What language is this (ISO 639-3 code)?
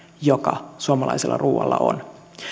fin